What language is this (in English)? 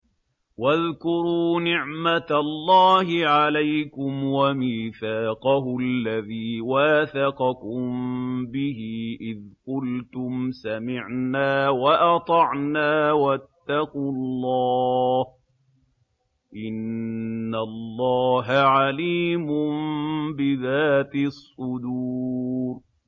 Arabic